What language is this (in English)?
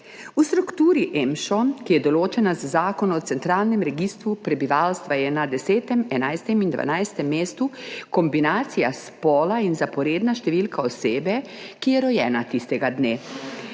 Slovenian